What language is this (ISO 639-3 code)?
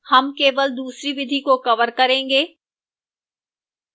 hin